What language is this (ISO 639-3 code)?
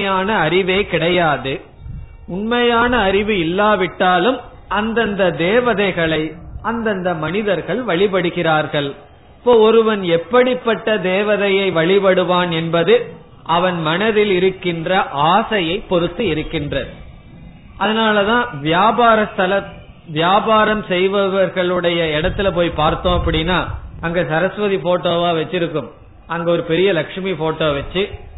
tam